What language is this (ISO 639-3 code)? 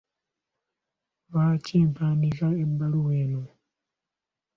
lug